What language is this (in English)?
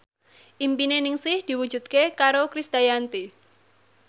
Javanese